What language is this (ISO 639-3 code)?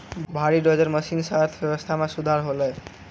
mai